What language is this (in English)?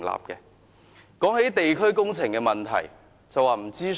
Cantonese